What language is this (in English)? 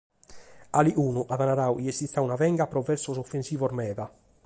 Sardinian